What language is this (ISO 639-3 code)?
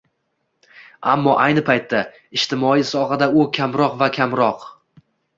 uzb